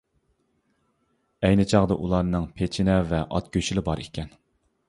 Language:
Uyghur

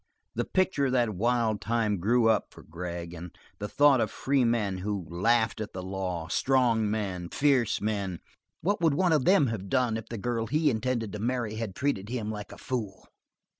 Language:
English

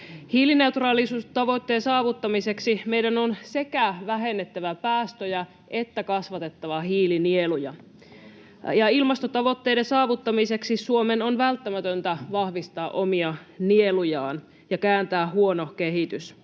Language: Finnish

